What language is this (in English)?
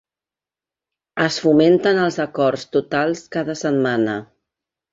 Catalan